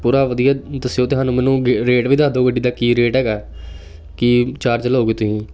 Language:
Punjabi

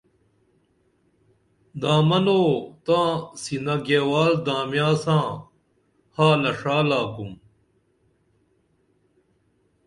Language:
Dameli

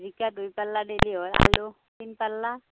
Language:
Assamese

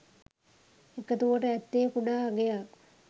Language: Sinhala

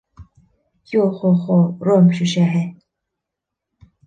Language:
Bashkir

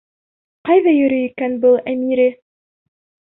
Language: Bashkir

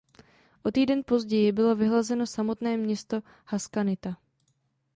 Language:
Czech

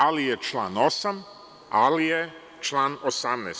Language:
Serbian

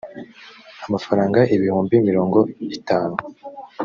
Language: Kinyarwanda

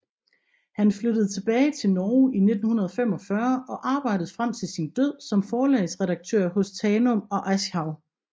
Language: Danish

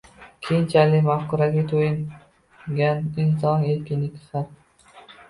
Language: Uzbek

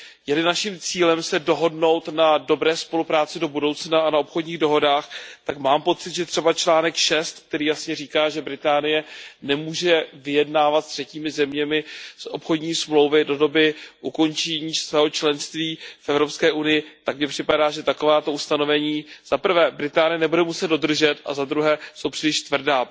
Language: Czech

